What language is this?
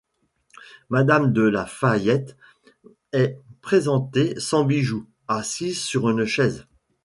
French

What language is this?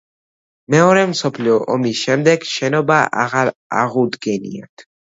Georgian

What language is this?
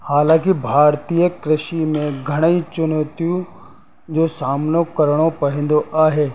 Sindhi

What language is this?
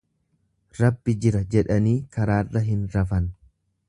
Oromo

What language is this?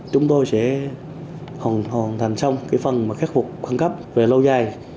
Vietnamese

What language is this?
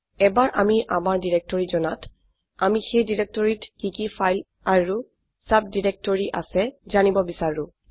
Assamese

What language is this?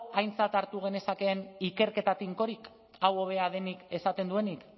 Basque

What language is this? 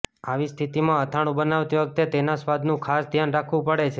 Gujarati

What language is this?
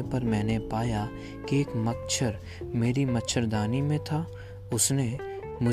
Hindi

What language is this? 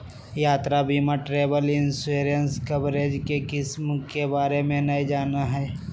Magahi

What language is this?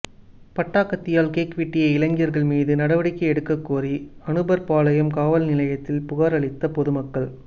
Tamil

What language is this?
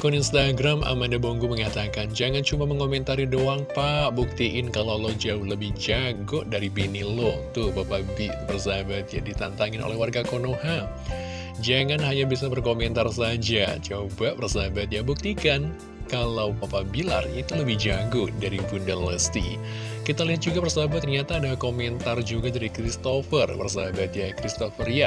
Indonesian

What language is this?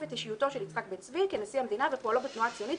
Hebrew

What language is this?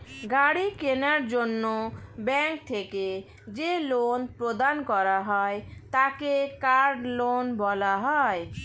Bangla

